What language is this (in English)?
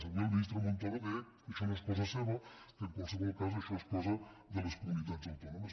Catalan